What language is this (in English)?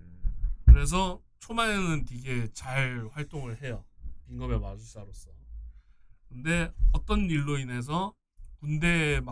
Korean